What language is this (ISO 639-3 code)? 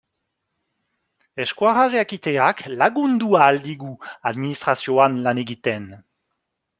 eus